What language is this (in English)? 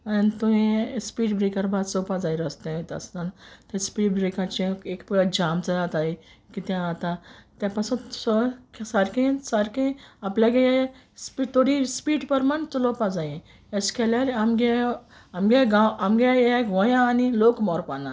Konkani